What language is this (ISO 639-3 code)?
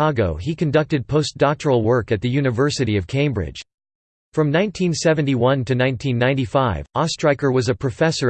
eng